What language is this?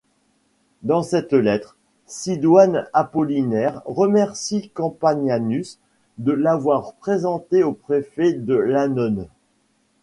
French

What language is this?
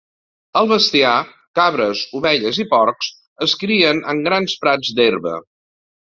Catalan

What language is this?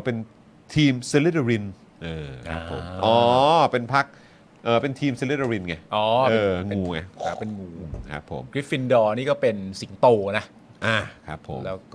Thai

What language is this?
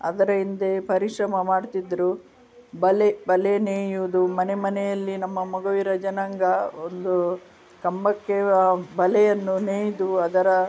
Kannada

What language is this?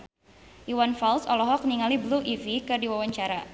Sundanese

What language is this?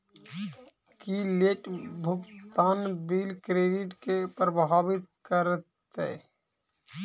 Maithili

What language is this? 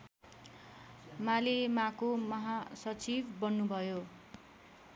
Nepali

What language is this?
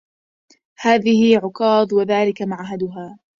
Arabic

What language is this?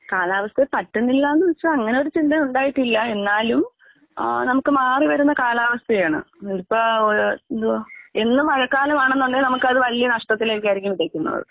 Malayalam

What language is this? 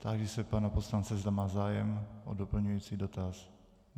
Czech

